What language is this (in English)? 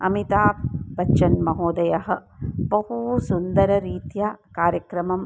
Sanskrit